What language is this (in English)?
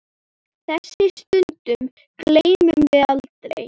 Icelandic